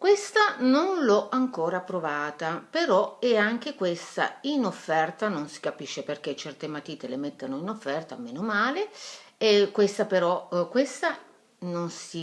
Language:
Italian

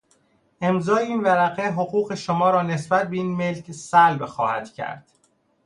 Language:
Persian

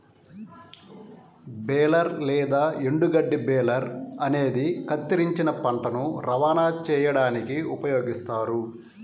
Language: Telugu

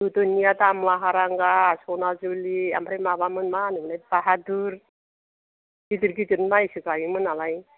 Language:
Bodo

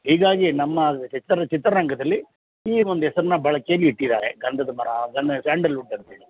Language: Kannada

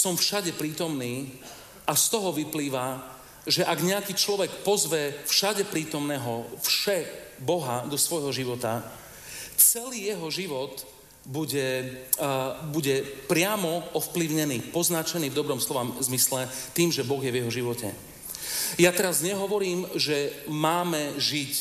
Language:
Slovak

